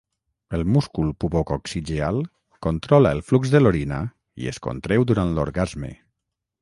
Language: Catalan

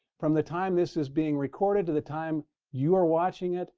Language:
English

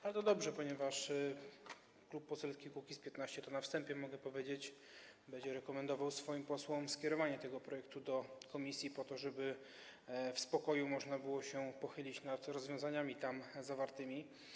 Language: Polish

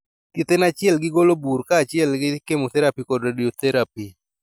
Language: Luo (Kenya and Tanzania)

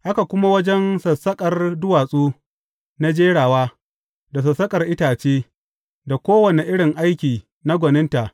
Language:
Hausa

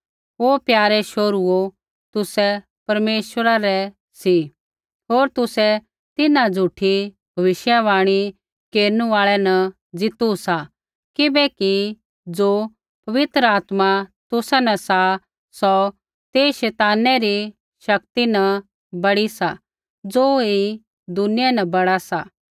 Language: Kullu Pahari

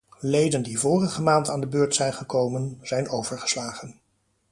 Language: Dutch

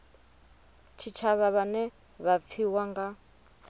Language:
Venda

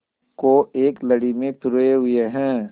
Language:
Hindi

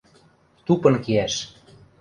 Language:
Western Mari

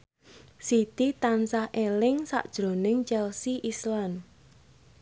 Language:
Javanese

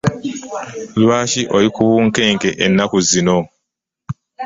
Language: Ganda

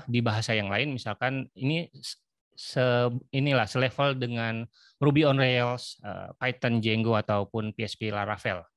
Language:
Indonesian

